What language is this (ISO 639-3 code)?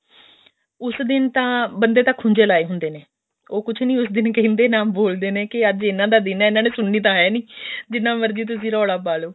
pan